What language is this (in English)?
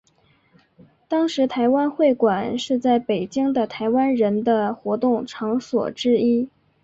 Chinese